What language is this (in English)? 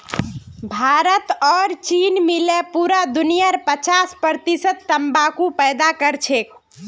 Magahi